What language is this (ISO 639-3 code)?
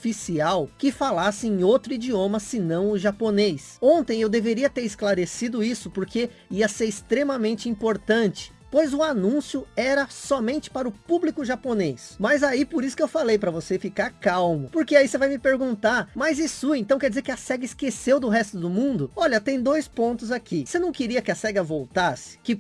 por